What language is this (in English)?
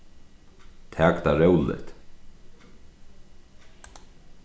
Faroese